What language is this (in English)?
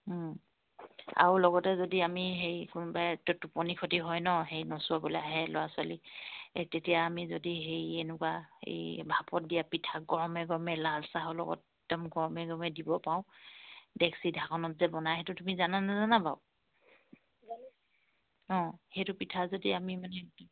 Assamese